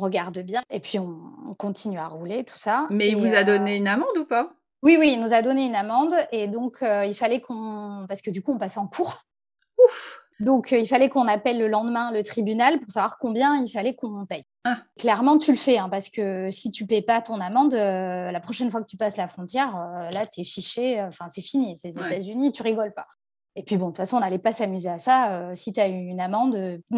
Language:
French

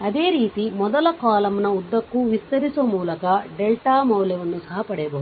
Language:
Kannada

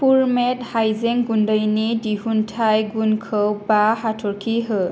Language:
Bodo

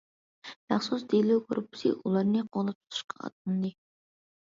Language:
Uyghur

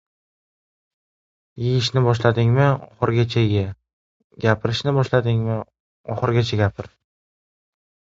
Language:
Uzbek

